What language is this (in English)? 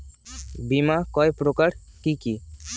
Bangla